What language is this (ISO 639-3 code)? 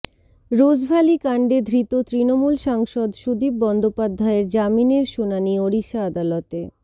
ben